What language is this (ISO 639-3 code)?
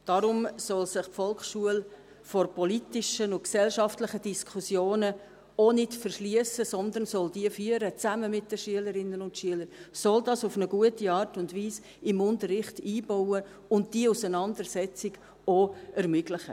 gsw